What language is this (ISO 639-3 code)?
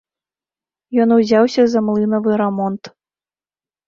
bel